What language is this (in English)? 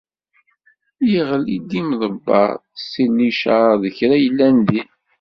Kabyle